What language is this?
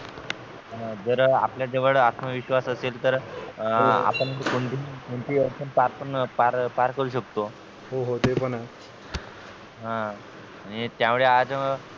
Marathi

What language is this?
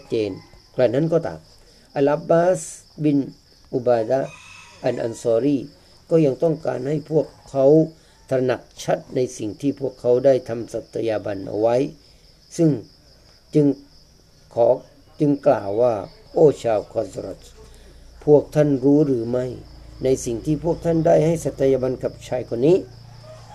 Thai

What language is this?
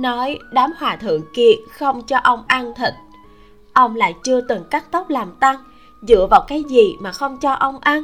Vietnamese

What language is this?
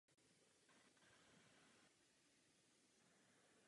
Czech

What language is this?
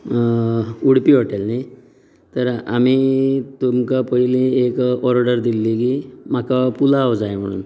Konkani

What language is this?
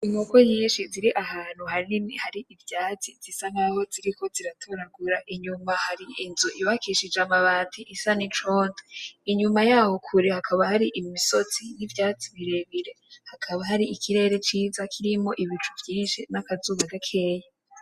Rundi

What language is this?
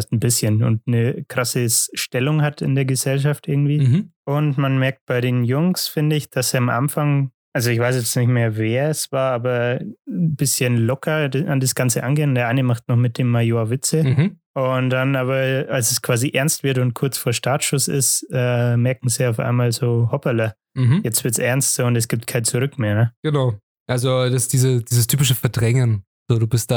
German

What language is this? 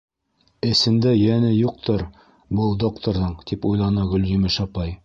Bashkir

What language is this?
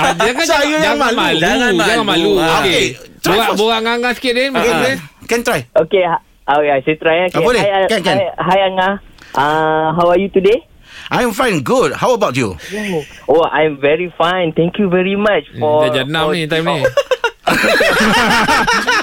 Malay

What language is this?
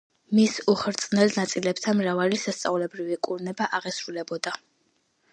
Georgian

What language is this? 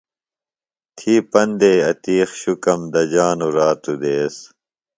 Phalura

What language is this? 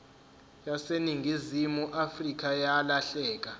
Zulu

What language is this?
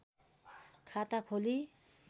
Nepali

